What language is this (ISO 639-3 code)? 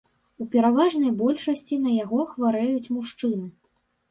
bel